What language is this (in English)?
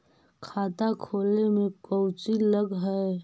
Magahi